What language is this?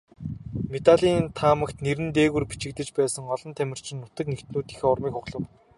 Mongolian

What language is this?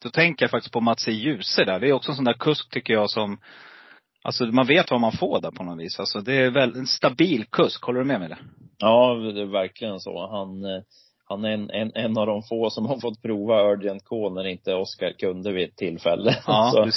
Swedish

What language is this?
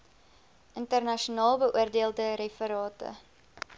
Afrikaans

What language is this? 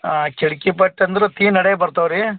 Kannada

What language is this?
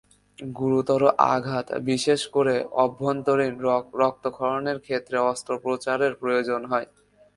Bangla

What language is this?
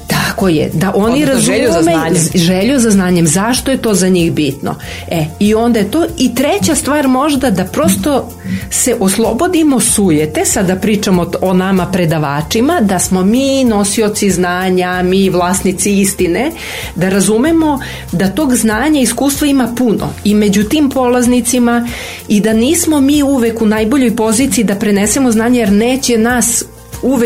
Croatian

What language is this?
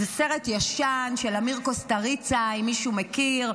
Hebrew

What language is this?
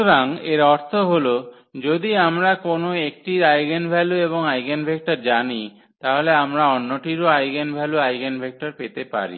Bangla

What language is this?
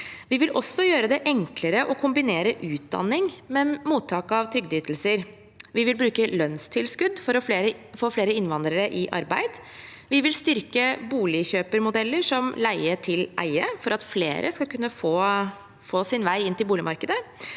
Norwegian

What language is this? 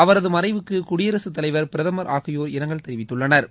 Tamil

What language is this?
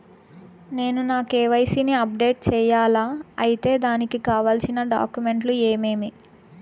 Telugu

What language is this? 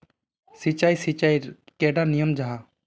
Magahi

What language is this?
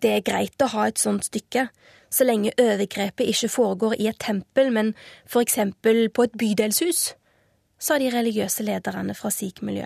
Swedish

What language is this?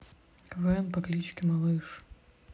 Russian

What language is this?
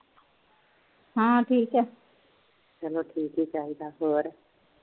Punjabi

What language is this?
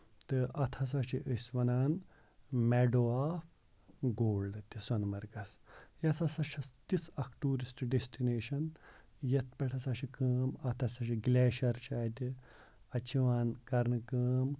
Kashmiri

